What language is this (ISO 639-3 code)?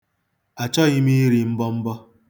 ibo